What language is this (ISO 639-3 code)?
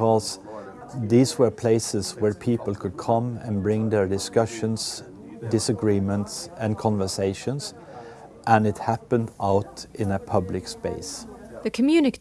eng